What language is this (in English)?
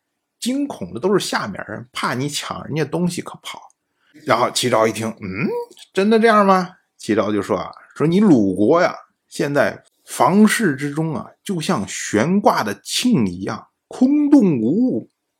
Chinese